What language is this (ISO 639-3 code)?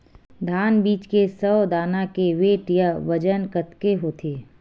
hne